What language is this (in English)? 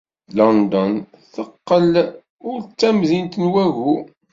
Kabyle